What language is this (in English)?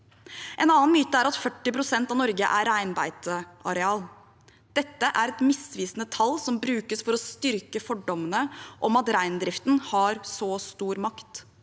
Norwegian